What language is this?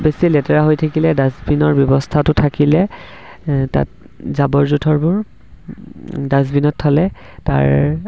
Assamese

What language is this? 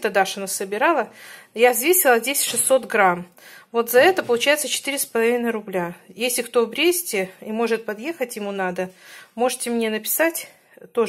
Russian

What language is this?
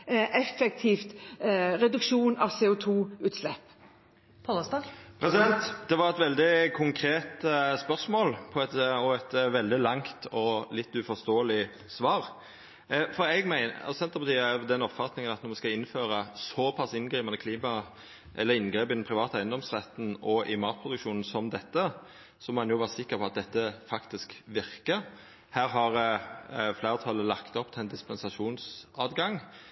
Norwegian Nynorsk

